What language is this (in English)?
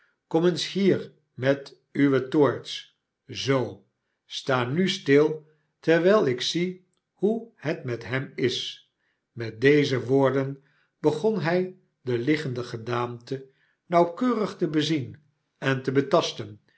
Dutch